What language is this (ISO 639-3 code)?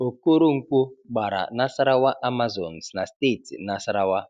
ibo